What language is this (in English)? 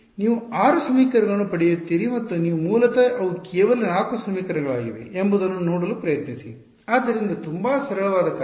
Kannada